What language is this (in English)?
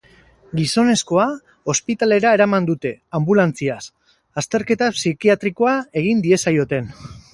Basque